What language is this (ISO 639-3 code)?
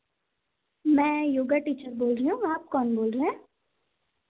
hin